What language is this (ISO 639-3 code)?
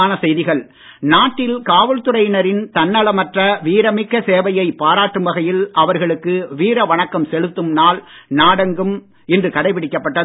tam